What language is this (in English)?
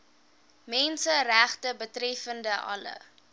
Afrikaans